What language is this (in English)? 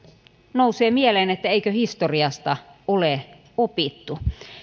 Finnish